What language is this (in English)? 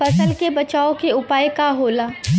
Bhojpuri